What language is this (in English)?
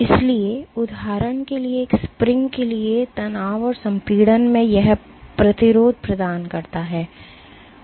Hindi